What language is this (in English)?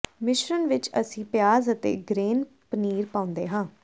Punjabi